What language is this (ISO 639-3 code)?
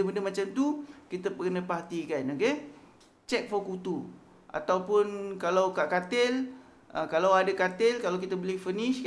msa